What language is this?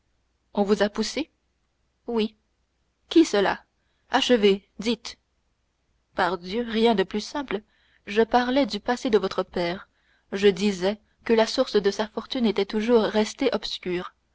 French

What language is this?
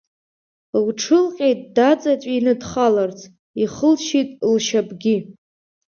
Abkhazian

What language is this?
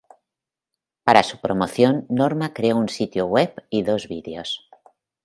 Spanish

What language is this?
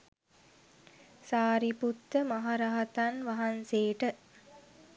Sinhala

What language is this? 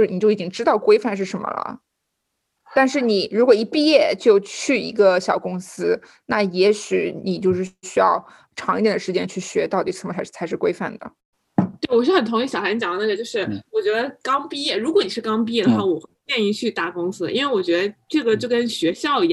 Chinese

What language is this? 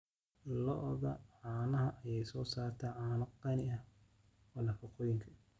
Somali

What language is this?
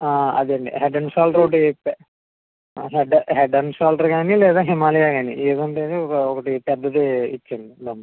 Telugu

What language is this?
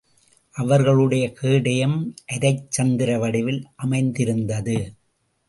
Tamil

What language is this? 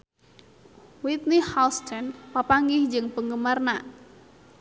Sundanese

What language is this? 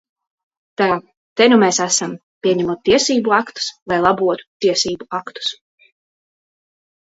Latvian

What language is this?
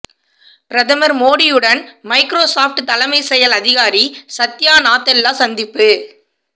Tamil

